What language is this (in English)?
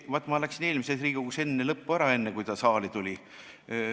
Estonian